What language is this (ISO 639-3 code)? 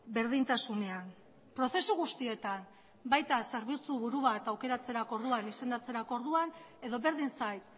eus